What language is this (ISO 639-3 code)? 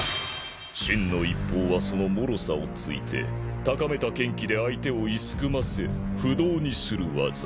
jpn